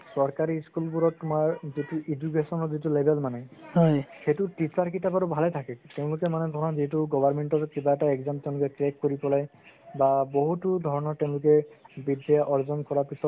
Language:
Assamese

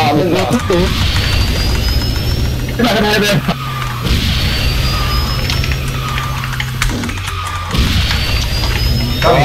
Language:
Korean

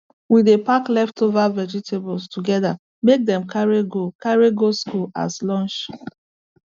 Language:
Nigerian Pidgin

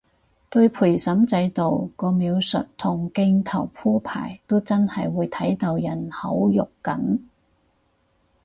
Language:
Cantonese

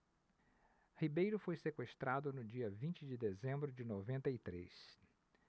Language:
Portuguese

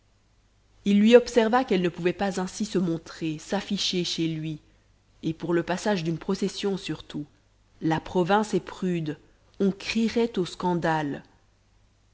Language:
French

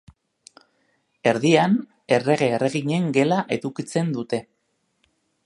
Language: Basque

